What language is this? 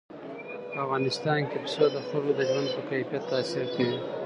Pashto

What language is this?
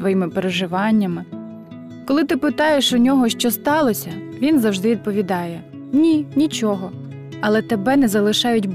Ukrainian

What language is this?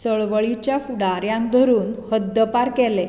Konkani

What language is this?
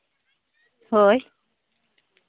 Santali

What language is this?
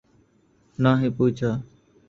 Urdu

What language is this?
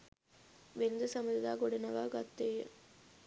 Sinhala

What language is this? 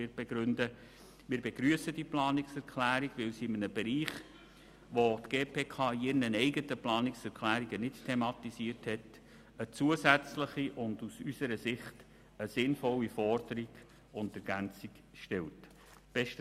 Swiss German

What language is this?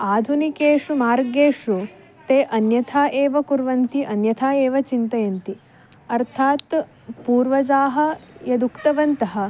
Sanskrit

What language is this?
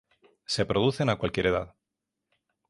Spanish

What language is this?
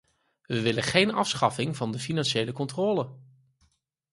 Dutch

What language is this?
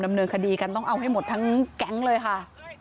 Thai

